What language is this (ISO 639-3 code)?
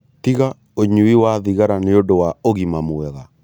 kik